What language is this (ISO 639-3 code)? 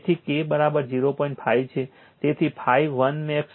guj